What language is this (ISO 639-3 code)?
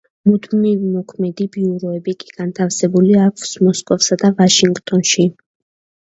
kat